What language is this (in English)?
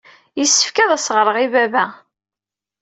Kabyle